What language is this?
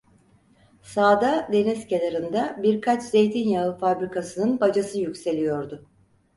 Turkish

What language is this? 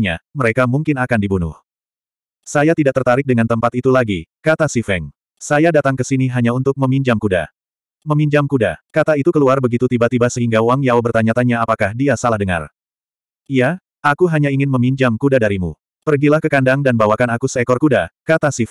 Indonesian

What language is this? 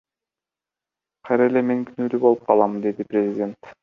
Kyrgyz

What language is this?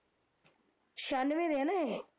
Punjabi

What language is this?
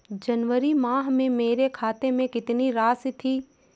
Hindi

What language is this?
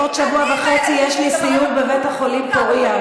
Hebrew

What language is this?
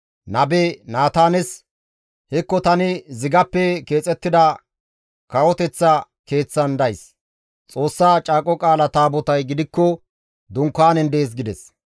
Gamo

